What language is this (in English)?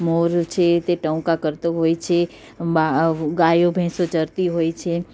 Gujarati